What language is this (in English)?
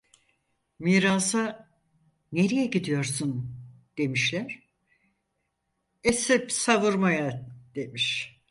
Turkish